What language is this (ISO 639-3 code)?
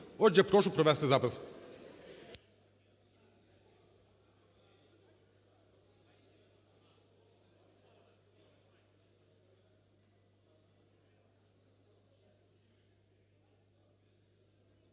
ukr